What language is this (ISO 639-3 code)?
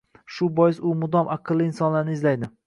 uzb